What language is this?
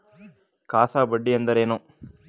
Kannada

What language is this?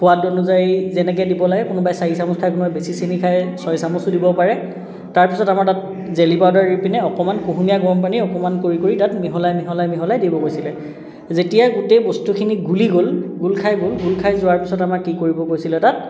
Assamese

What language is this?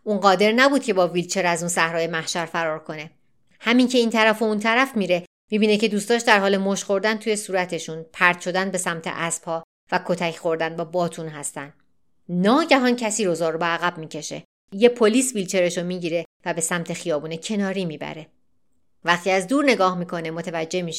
Persian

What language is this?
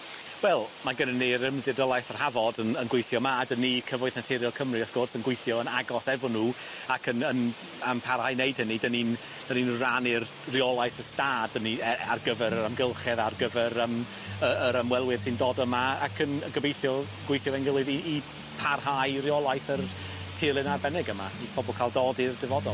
Welsh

